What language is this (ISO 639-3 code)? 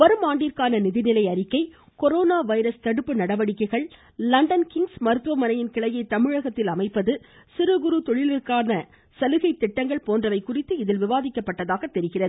tam